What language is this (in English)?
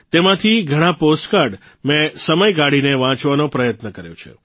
Gujarati